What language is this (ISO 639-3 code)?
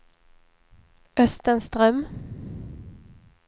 swe